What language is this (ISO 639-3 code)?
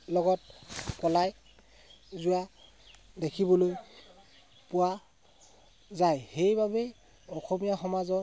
asm